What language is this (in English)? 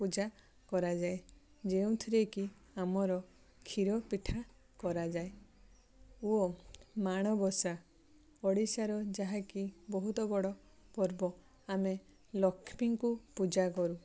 Odia